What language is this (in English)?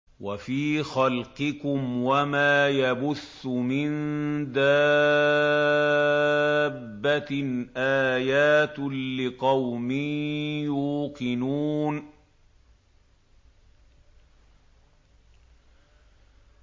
Arabic